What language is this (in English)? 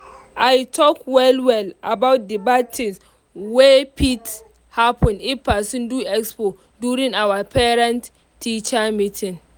Nigerian Pidgin